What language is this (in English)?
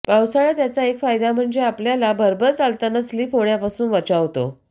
Marathi